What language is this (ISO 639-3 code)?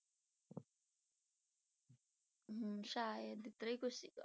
pan